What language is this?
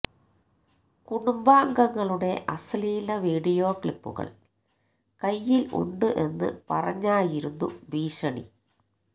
Malayalam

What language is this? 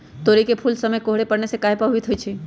Magahi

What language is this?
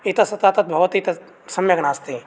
Sanskrit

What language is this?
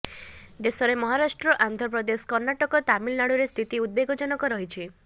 Odia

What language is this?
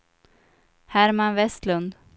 Swedish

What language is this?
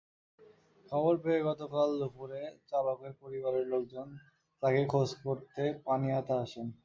Bangla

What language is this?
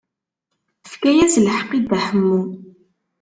Kabyle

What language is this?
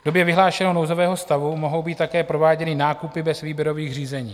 Czech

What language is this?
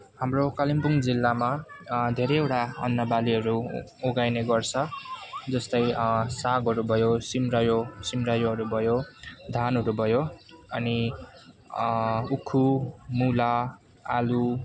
Nepali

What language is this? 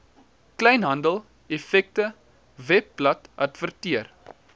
Afrikaans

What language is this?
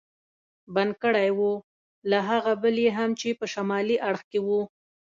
Pashto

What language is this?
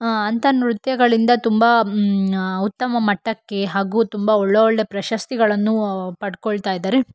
Kannada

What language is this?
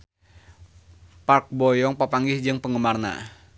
Sundanese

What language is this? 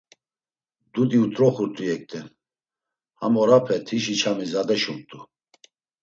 Laz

